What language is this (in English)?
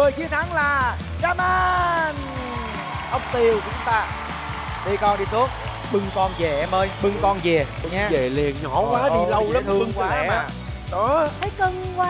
Vietnamese